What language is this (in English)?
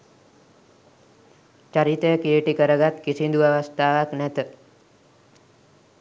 Sinhala